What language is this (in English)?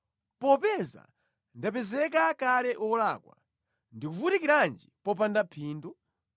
Nyanja